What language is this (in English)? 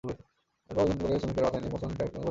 Bangla